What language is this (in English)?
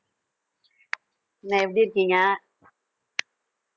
Tamil